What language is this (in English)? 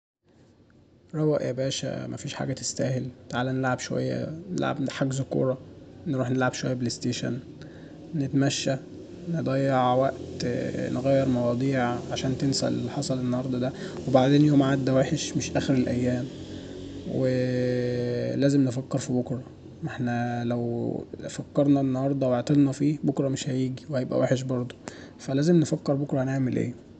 Egyptian Arabic